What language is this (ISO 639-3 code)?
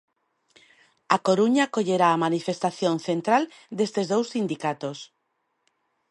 glg